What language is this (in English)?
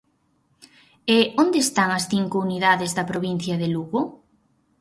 Galician